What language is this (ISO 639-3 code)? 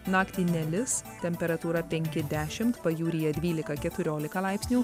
lit